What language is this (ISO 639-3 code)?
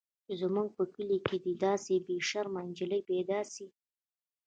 pus